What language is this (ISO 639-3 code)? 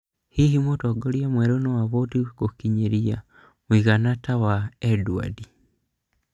kik